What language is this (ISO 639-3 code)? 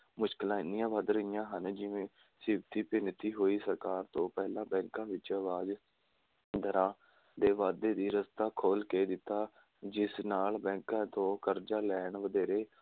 pan